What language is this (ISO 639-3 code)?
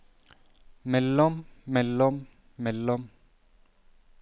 nor